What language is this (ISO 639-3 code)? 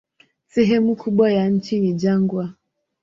swa